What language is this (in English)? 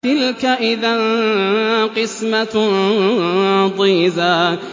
Arabic